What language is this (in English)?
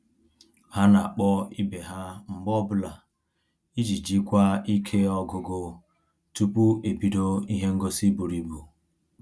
Igbo